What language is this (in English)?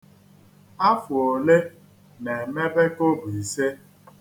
Igbo